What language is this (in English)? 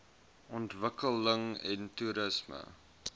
Afrikaans